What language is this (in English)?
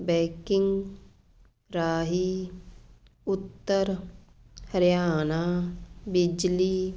Punjabi